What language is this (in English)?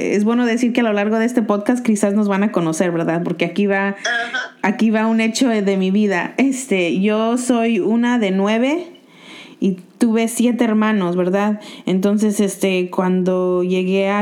Spanish